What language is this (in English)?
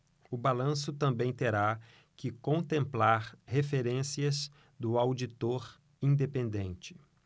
Portuguese